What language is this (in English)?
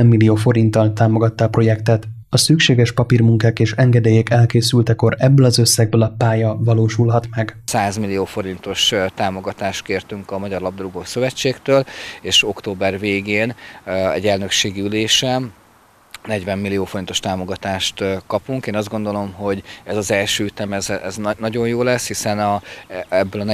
Hungarian